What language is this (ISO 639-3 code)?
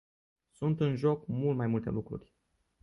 ron